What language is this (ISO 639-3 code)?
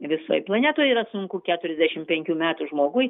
lit